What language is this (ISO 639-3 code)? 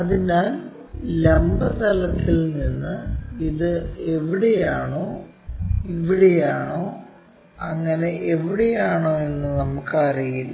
mal